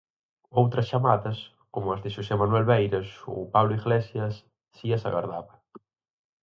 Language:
Galician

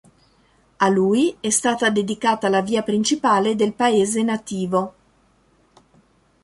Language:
Italian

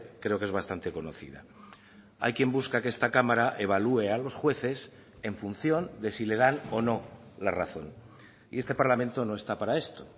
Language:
Spanish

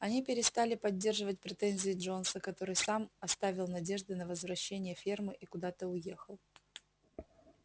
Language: Russian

